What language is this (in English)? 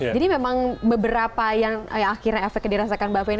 Indonesian